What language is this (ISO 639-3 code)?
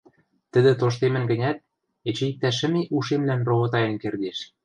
mrj